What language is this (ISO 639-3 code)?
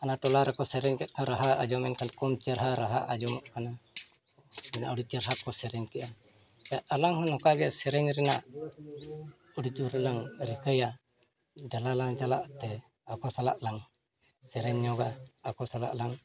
sat